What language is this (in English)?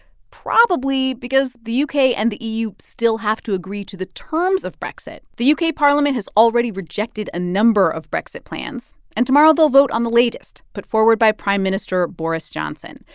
English